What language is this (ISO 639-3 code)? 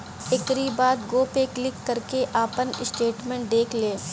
bho